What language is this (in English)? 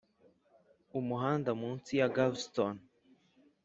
Kinyarwanda